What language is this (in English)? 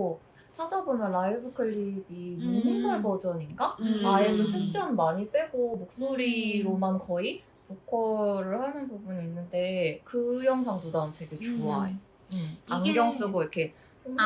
Korean